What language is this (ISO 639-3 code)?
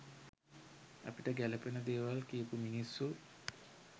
sin